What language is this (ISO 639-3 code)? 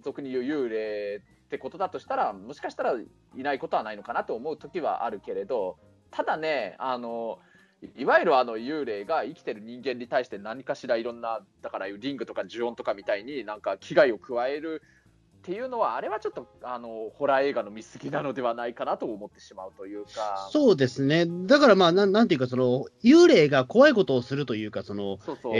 jpn